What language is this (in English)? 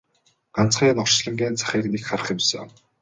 Mongolian